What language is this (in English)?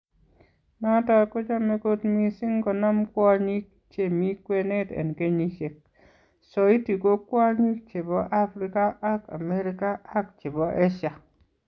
Kalenjin